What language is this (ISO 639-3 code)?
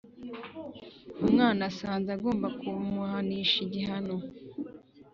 kin